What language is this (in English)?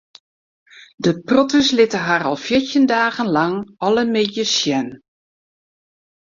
Western Frisian